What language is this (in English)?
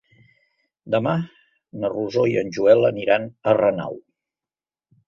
Catalan